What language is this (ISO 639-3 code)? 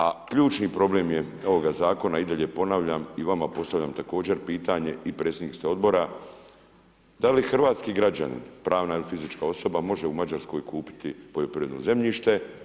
hrv